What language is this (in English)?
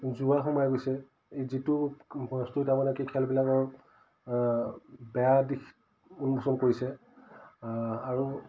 Assamese